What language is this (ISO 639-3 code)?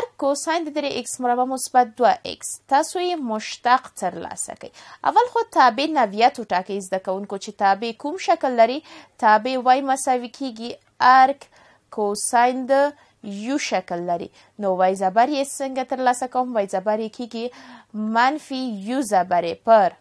fas